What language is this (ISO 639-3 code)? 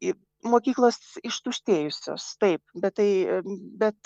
lit